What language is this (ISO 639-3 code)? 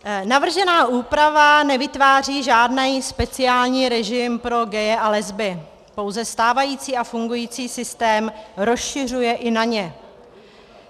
ces